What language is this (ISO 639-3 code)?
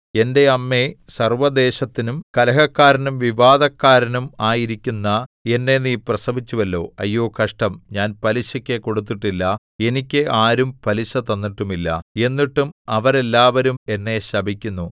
mal